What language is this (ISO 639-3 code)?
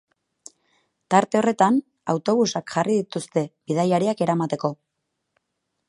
eus